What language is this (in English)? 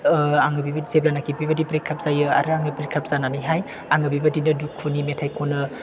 Bodo